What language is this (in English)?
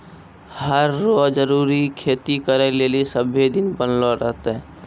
Maithili